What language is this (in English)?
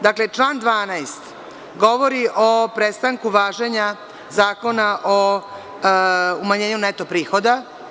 Serbian